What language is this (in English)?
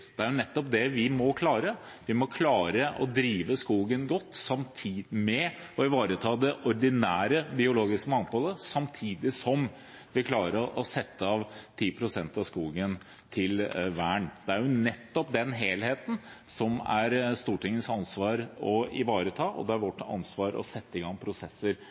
Norwegian Bokmål